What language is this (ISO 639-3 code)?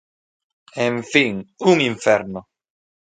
glg